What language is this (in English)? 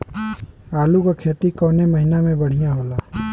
Bhojpuri